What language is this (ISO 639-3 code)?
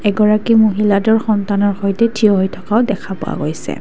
asm